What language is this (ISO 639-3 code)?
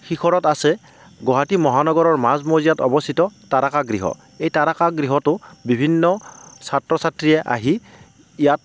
asm